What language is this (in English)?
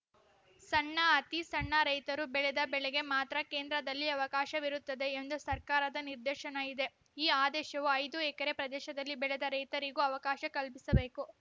Kannada